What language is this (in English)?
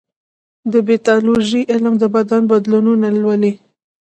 Pashto